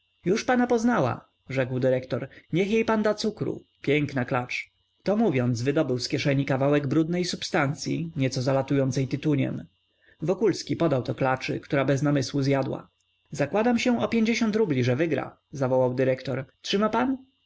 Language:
Polish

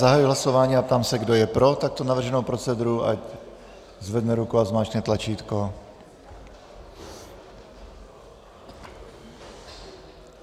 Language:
Czech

